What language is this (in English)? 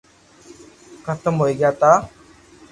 Loarki